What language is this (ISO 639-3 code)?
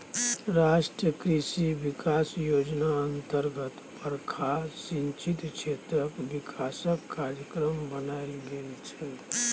mai